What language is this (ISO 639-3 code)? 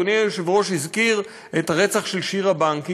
heb